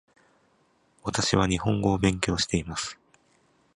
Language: Japanese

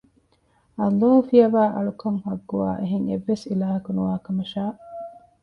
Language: Divehi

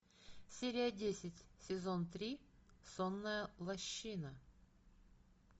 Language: Russian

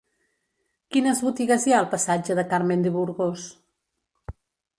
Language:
Catalan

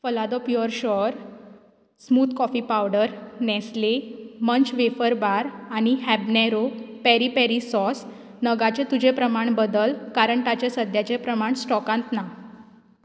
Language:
Konkani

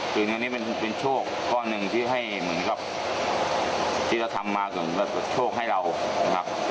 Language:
Thai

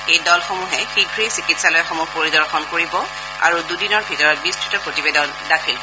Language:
Assamese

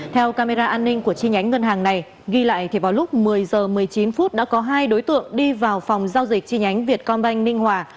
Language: Vietnamese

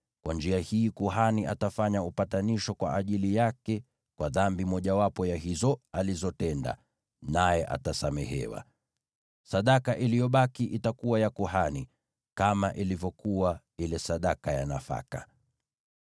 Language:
Swahili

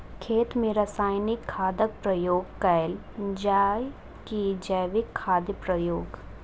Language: Maithili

